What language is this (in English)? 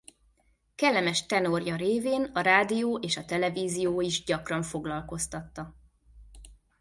Hungarian